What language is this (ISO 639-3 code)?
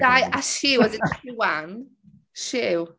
cym